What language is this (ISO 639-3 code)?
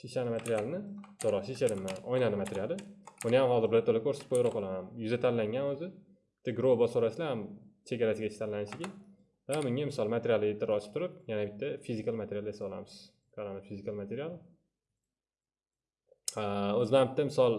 tur